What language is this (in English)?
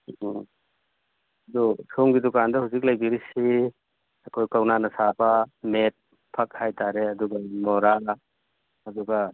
Manipuri